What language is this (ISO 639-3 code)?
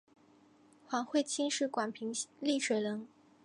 zho